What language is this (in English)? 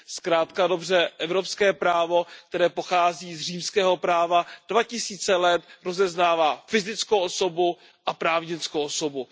Czech